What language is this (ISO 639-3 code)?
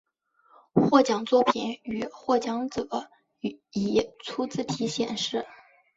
zho